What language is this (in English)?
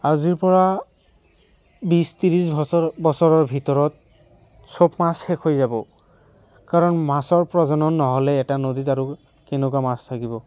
Assamese